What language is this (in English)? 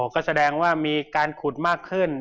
Thai